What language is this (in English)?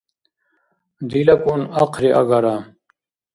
Dargwa